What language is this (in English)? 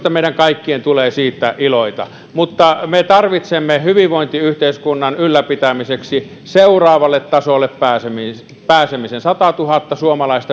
Finnish